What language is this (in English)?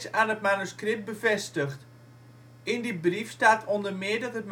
Dutch